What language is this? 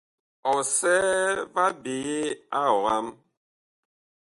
Bakoko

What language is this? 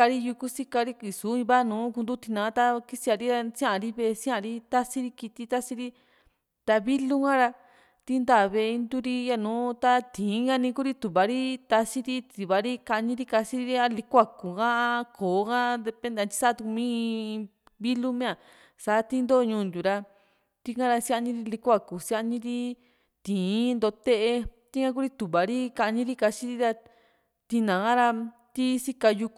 Juxtlahuaca Mixtec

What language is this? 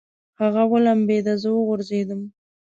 Pashto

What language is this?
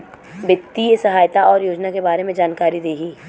Bhojpuri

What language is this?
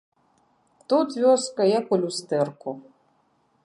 Belarusian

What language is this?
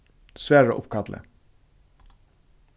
Faroese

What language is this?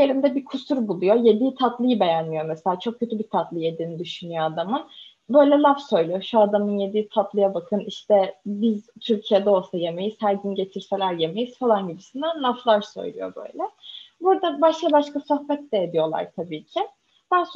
Turkish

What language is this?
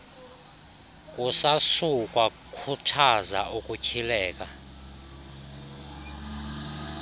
Xhosa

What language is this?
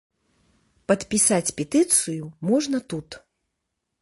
Belarusian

